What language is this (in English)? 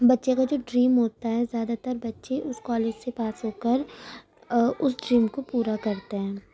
Urdu